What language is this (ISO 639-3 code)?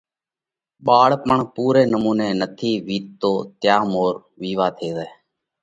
kvx